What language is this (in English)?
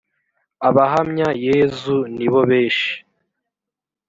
Kinyarwanda